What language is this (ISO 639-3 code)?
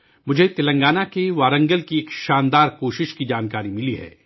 urd